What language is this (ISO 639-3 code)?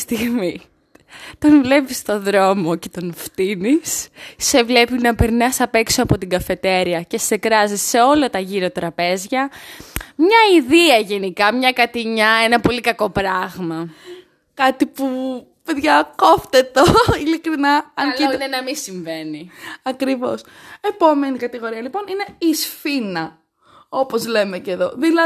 ell